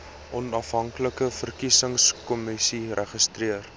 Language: Afrikaans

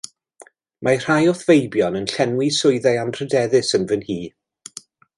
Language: Welsh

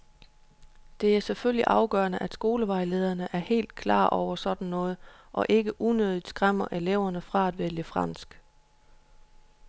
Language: Danish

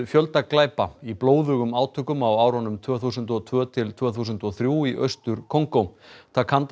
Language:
Icelandic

